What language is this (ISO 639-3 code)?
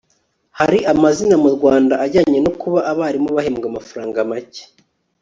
kin